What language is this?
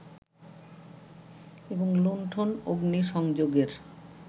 Bangla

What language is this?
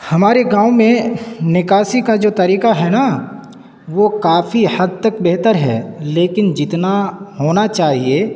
Urdu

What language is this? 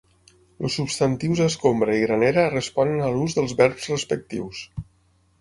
Catalan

